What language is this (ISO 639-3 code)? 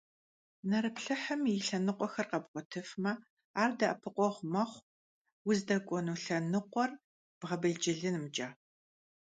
kbd